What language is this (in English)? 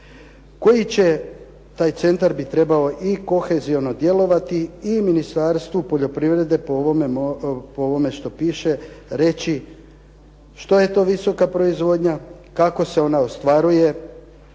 Croatian